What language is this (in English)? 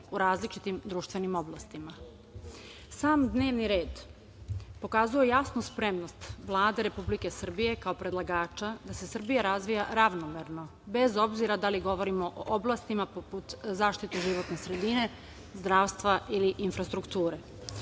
Serbian